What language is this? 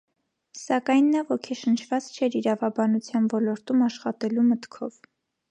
Armenian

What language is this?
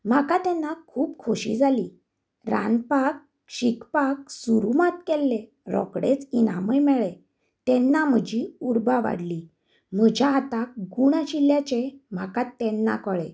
Konkani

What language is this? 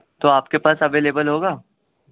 Urdu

